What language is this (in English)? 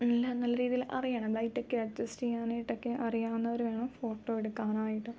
Malayalam